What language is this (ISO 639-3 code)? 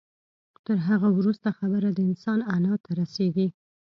pus